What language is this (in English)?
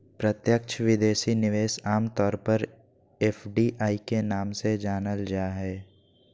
Magahi